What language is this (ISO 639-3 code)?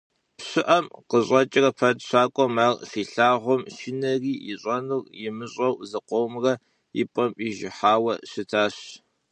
kbd